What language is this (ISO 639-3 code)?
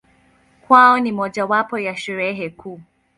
swa